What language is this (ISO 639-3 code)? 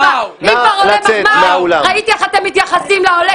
heb